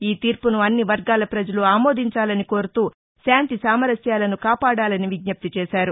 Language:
Telugu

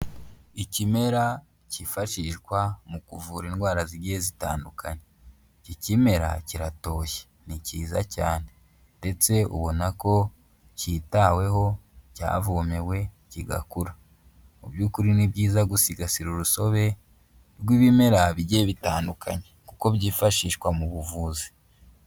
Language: Kinyarwanda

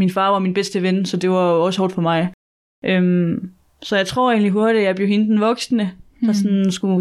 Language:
Danish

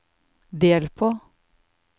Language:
Norwegian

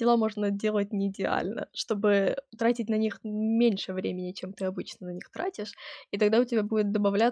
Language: Russian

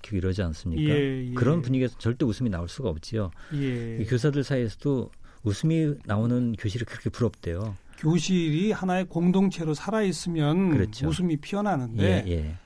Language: Korean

